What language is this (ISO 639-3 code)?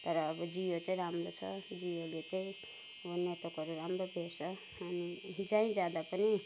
nep